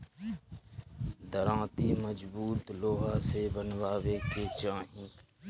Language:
Bhojpuri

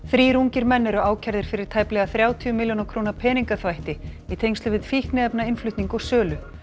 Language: Icelandic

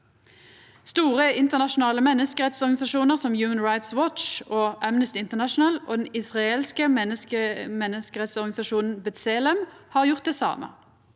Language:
Norwegian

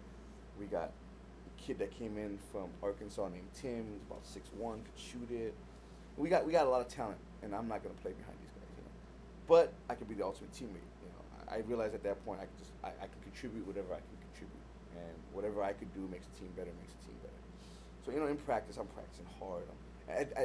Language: English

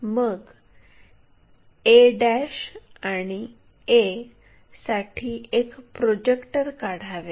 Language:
Marathi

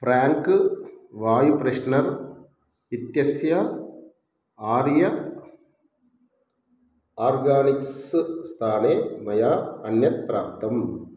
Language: Sanskrit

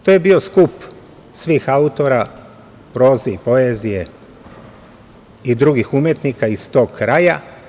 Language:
Serbian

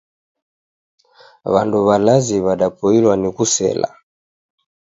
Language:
Taita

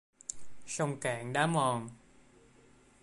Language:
Vietnamese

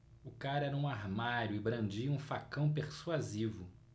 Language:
Portuguese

